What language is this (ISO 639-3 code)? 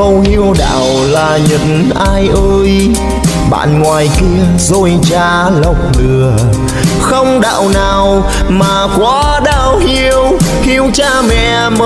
vie